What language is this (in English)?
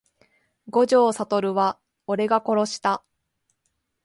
Japanese